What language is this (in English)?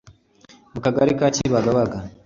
Kinyarwanda